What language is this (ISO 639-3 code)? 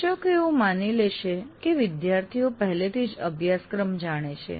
guj